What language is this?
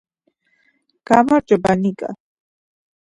Georgian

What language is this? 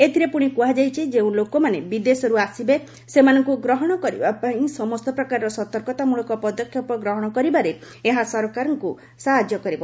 Odia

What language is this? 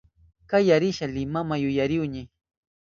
Southern Pastaza Quechua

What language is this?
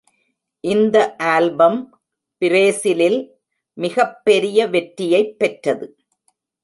Tamil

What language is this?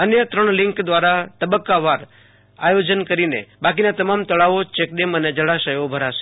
Gujarati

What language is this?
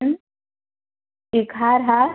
Marathi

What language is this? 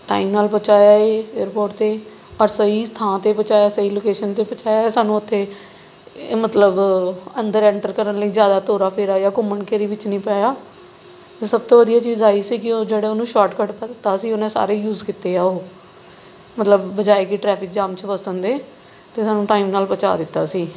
Punjabi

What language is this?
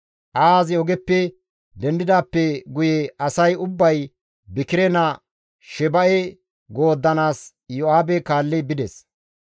Gamo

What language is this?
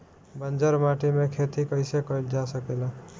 Bhojpuri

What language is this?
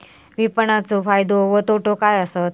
Marathi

